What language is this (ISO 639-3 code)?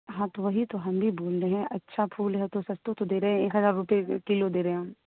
urd